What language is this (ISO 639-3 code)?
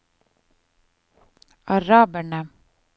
nor